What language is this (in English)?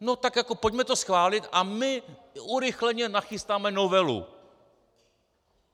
Czech